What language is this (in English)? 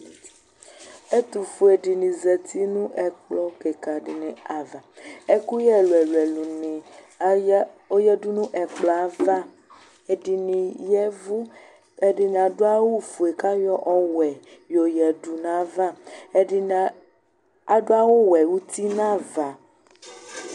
Ikposo